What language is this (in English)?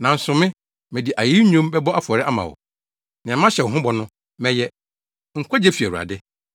Akan